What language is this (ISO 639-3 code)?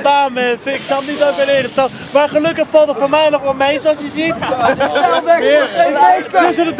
nld